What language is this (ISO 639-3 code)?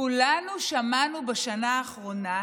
heb